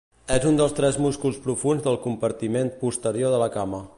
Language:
Catalan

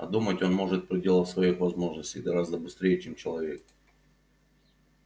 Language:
Russian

